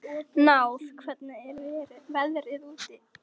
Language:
Icelandic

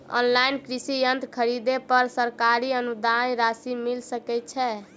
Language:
Maithili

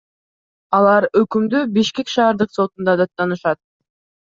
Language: Kyrgyz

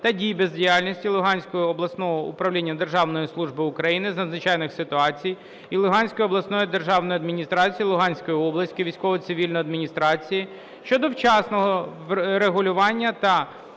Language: Ukrainian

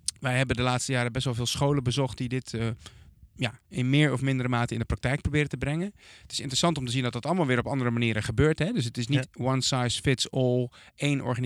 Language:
Dutch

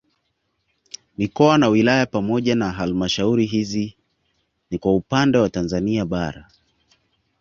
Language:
Swahili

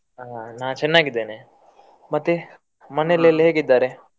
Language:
Kannada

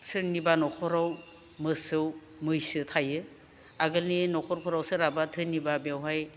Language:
Bodo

